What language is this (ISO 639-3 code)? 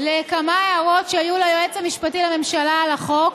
heb